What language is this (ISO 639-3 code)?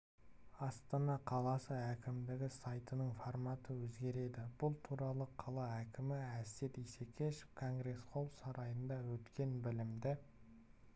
kaz